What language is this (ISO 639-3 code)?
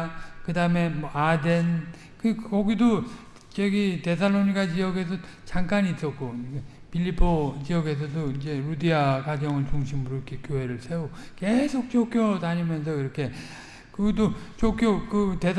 kor